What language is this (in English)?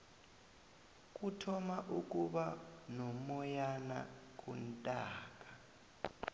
South Ndebele